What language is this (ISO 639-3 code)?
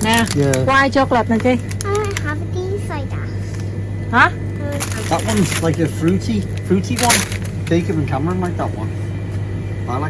vie